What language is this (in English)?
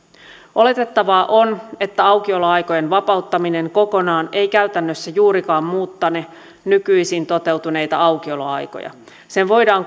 Finnish